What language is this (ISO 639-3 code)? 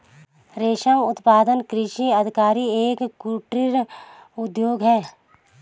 hin